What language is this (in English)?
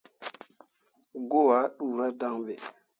Mundang